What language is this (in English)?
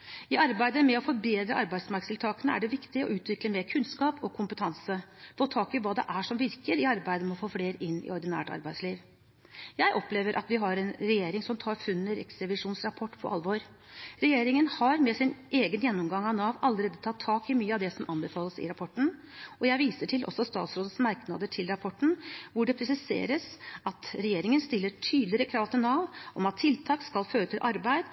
Norwegian Bokmål